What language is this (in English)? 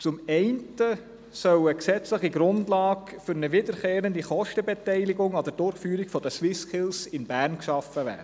Swiss German